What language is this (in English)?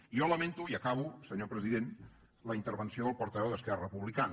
Catalan